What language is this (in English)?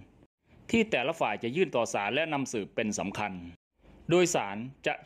Thai